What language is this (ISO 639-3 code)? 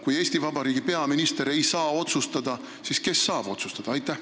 est